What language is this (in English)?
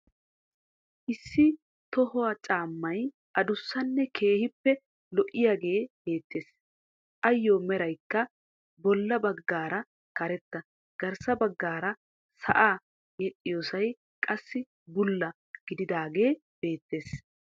Wolaytta